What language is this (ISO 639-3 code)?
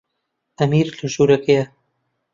ckb